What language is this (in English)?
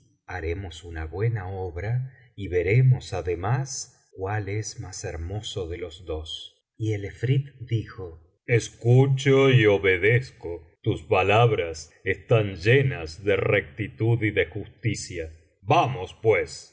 Spanish